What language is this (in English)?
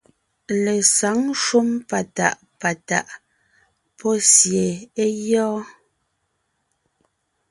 Ngiemboon